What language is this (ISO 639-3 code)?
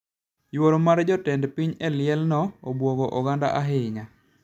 luo